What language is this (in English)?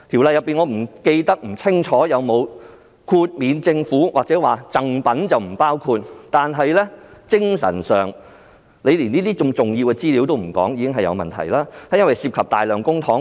Cantonese